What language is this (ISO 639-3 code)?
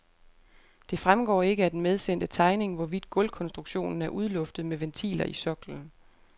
dan